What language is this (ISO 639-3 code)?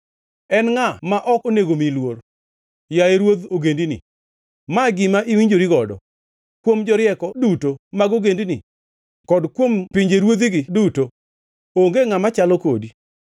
luo